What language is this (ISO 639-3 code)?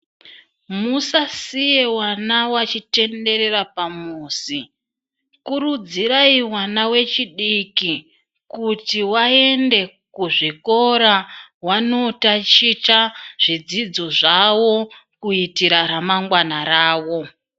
ndc